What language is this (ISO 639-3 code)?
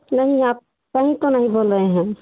hin